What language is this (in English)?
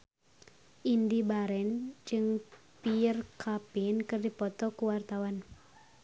Sundanese